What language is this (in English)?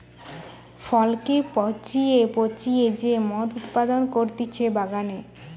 Bangla